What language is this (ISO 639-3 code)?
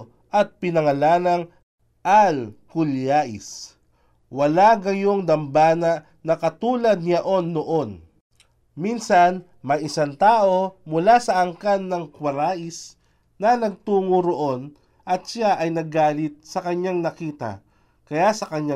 fil